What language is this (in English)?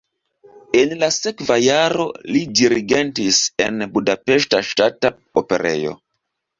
Esperanto